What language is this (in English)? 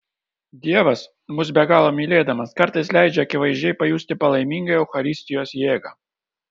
Lithuanian